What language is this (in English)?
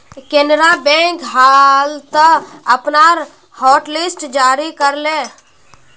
Magahi